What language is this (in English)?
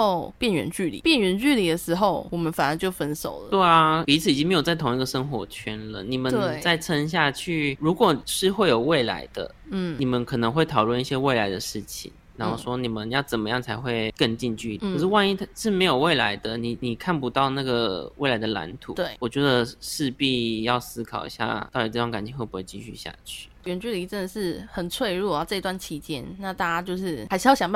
Chinese